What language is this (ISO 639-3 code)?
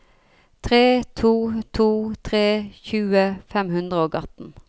nor